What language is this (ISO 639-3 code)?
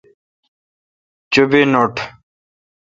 xka